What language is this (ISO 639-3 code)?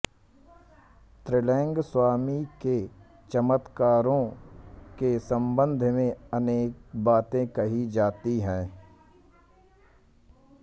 hin